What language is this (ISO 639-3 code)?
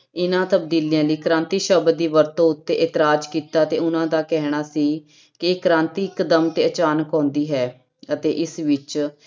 pan